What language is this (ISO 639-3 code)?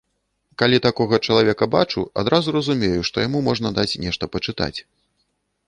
bel